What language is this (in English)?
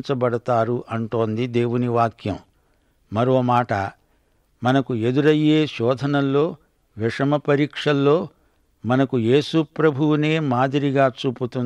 Telugu